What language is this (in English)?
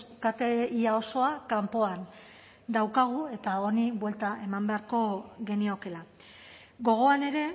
Basque